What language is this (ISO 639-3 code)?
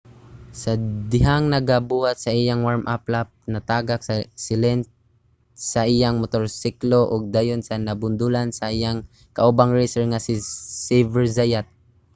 ceb